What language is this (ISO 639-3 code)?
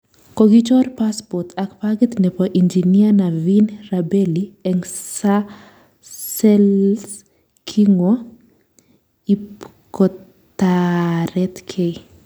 kln